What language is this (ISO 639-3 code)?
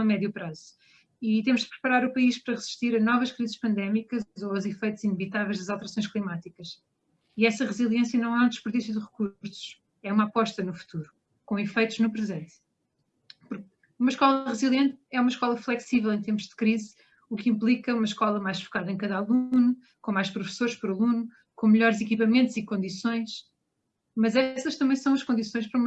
por